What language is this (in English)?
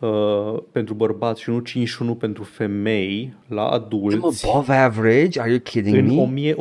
Romanian